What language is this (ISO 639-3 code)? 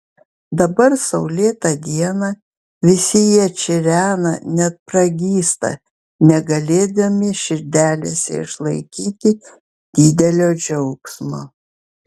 lit